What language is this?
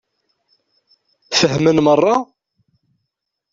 Kabyle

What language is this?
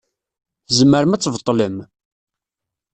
Kabyle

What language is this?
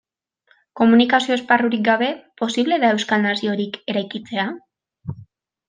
Basque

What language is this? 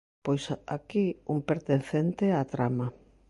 Galician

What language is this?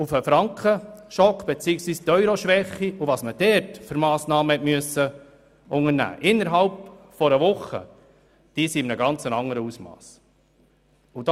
Swiss German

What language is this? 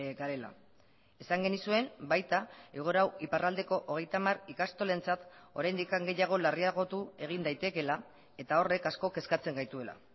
Basque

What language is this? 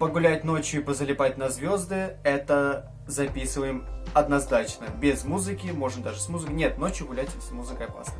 Russian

